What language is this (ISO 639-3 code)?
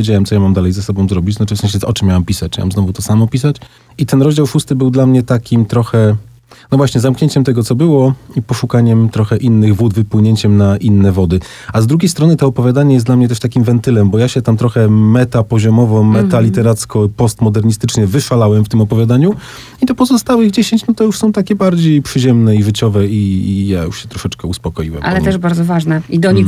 pol